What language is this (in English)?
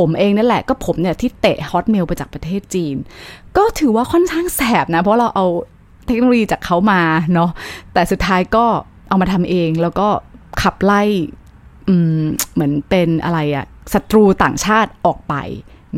Thai